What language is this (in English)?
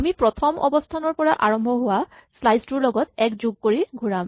Assamese